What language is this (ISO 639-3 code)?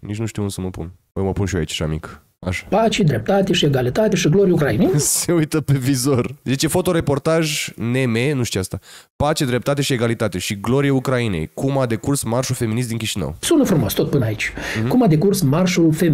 ron